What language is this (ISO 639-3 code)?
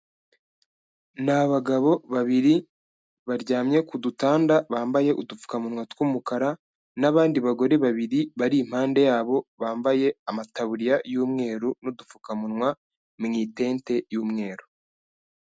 kin